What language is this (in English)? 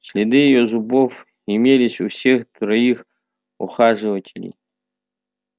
Russian